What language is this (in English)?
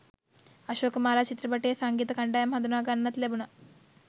Sinhala